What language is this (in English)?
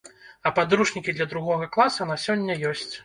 Belarusian